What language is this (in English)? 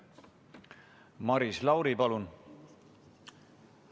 Estonian